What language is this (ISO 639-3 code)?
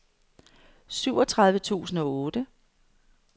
dan